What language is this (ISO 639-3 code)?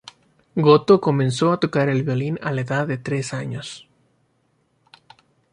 spa